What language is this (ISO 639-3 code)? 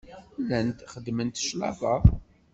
kab